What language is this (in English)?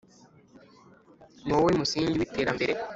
Kinyarwanda